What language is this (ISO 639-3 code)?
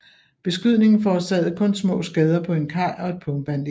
dan